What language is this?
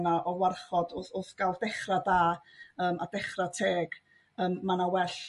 Welsh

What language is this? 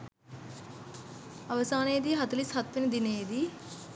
Sinhala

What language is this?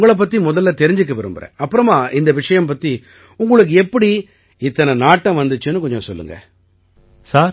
Tamil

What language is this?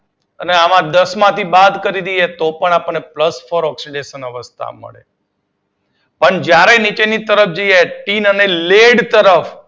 Gujarati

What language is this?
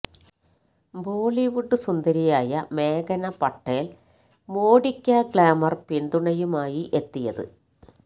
Malayalam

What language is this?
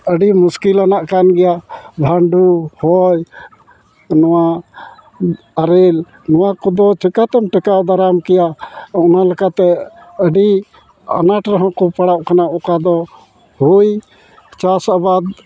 Santali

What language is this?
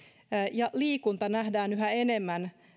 Finnish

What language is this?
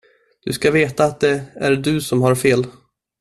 Swedish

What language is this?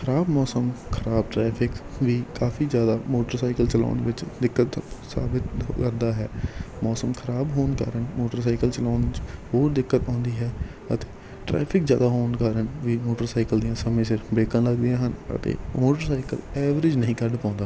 Punjabi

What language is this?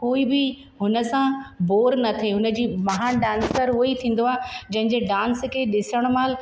Sindhi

